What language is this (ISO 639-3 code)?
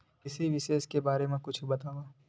hne